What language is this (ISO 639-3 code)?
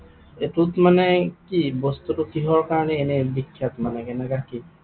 asm